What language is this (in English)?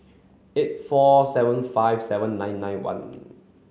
English